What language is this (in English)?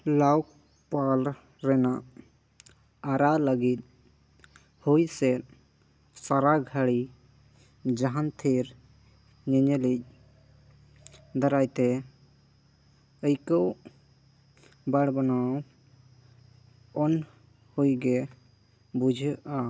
Santali